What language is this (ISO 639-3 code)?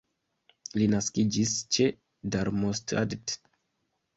epo